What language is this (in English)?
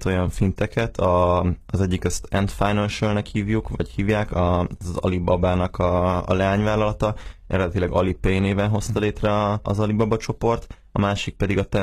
Hungarian